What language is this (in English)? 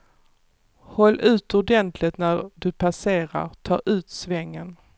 Swedish